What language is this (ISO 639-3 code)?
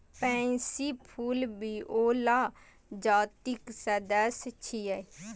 mai